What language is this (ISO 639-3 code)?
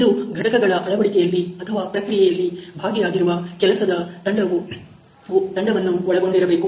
kan